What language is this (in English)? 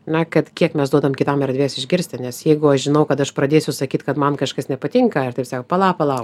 Lithuanian